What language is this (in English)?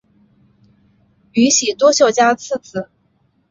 Chinese